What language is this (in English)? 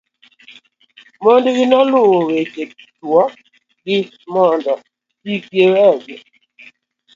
Luo (Kenya and Tanzania)